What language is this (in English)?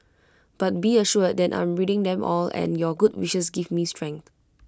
English